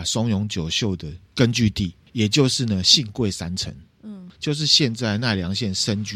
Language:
Chinese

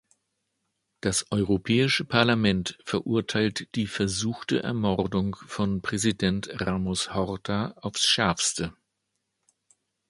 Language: German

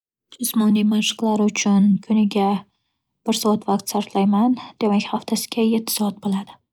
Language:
Uzbek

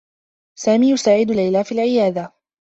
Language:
Arabic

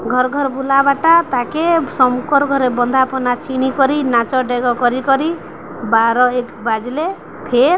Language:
Odia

